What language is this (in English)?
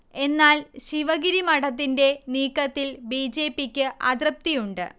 Malayalam